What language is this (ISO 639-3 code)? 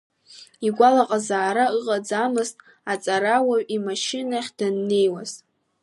abk